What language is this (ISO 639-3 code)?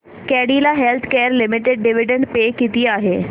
mar